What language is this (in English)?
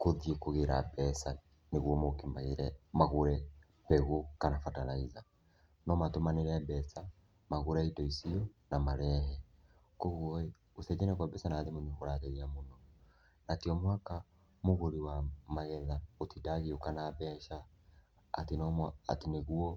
Kikuyu